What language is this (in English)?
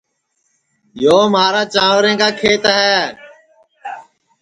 Sansi